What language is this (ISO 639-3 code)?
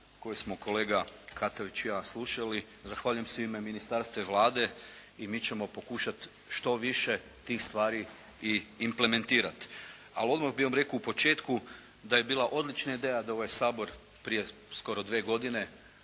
hrv